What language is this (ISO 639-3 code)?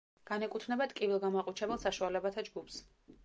kat